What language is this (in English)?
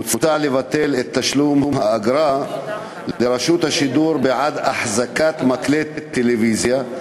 Hebrew